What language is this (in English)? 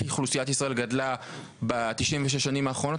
Hebrew